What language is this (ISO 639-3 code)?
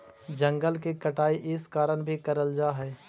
mag